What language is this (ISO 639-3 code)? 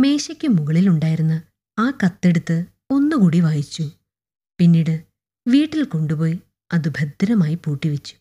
mal